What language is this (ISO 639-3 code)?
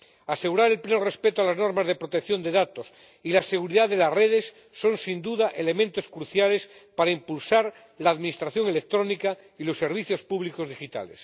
spa